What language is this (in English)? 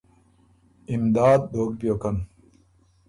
Ormuri